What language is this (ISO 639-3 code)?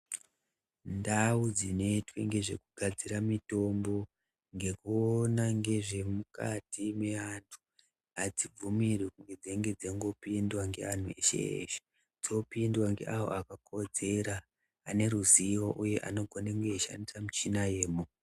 ndc